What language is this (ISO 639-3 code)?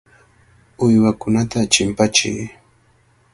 qvl